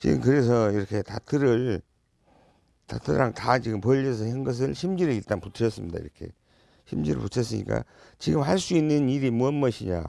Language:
Korean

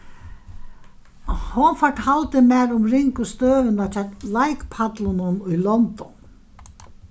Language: Faroese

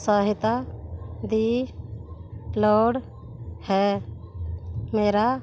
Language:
Punjabi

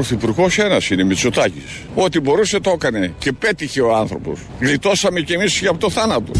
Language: Greek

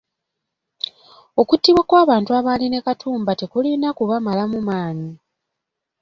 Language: Ganda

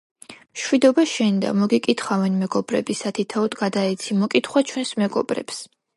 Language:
Georgian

